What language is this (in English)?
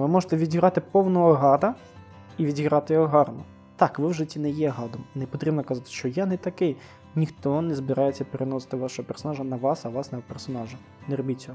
Ukrainian